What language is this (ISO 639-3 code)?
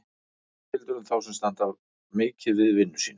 isl